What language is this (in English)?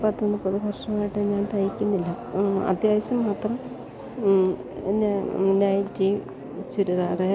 Malayalam